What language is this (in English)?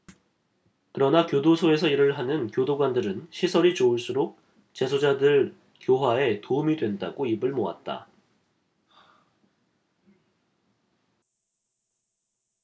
Korean